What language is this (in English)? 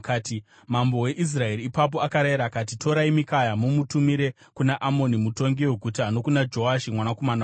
Shona